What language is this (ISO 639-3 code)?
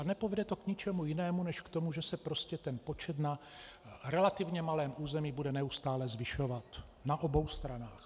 ces